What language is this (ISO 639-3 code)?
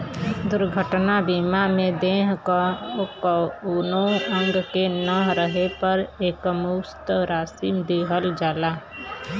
bho